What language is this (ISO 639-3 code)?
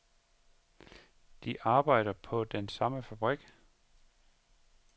dan